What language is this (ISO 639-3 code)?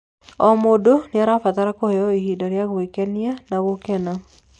kik